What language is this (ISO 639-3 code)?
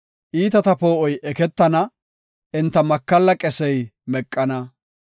gof